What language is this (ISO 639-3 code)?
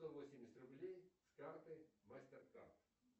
rus